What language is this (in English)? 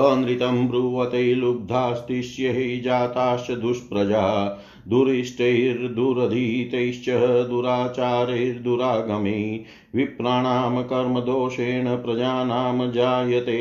Hindi